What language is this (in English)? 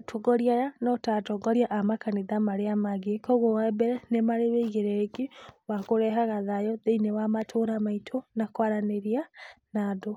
Kikuyu